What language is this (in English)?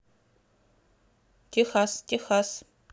Russian